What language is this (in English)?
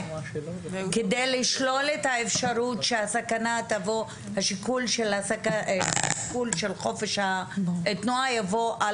Hebrew